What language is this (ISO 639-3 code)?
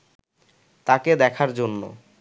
ben